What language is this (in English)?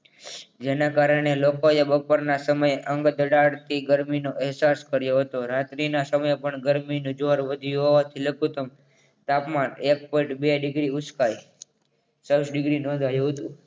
Gujarati